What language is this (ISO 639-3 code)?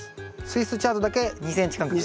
jpn